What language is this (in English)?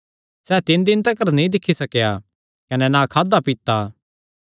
Kangri